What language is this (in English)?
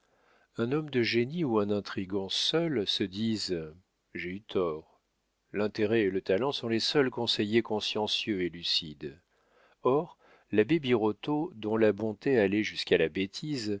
French